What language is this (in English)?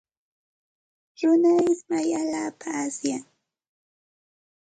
Santa Ana de Tusi Pasco Quechua